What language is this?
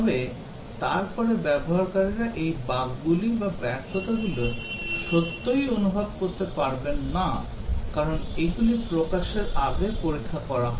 Bangla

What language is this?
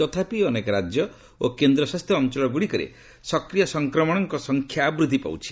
Odia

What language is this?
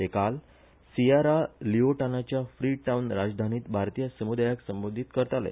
Konkani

